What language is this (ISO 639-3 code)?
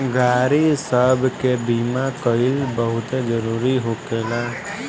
bho